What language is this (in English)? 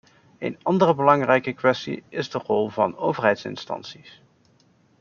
Dutch